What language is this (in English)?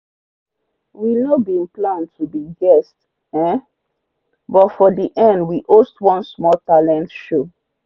Nigerian Pidgin